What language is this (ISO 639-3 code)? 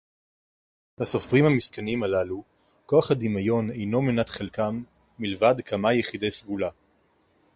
heb